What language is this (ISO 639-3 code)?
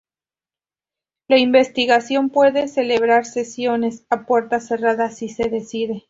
spa